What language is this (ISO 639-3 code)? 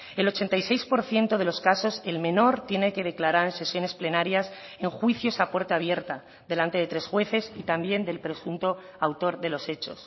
spa